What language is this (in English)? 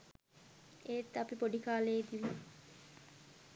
Sinhala